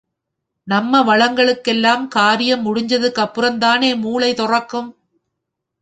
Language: Tamil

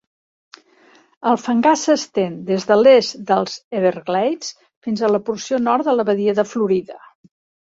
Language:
Catalan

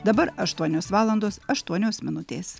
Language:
Lithuanian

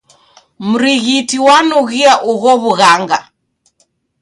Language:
Taita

